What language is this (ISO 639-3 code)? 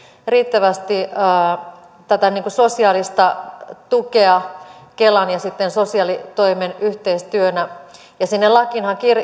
fin